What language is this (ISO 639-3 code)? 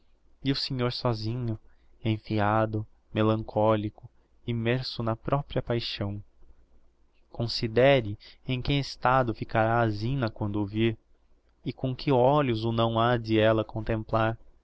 por